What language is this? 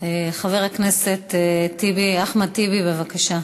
Hebrew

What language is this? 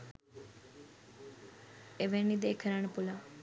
Sinhala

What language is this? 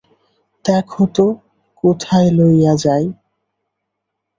Bangla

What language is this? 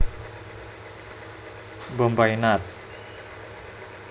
Javanese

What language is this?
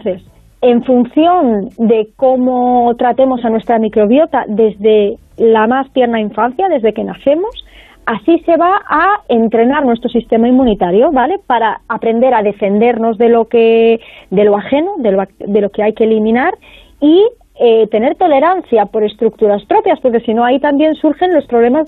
Spanish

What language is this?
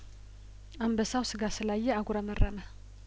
Amharic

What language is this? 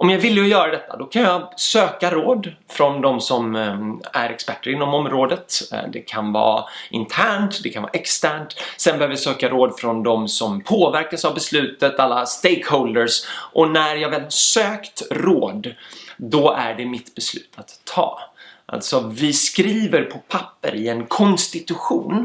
Swedish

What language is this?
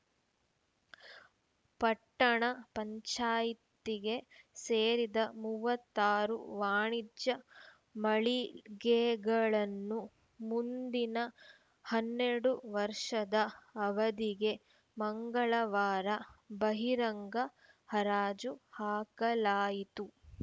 Kannada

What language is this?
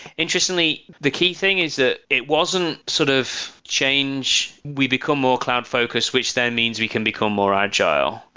English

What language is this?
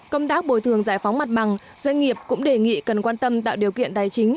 Vietnamese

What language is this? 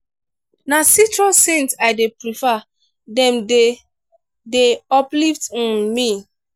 Nigerian Pidgin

